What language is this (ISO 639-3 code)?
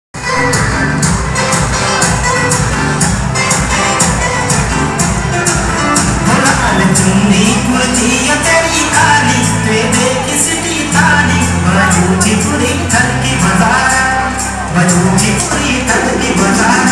ind